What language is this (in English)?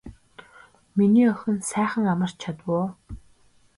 Mongolian